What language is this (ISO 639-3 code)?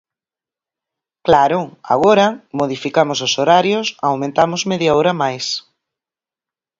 glg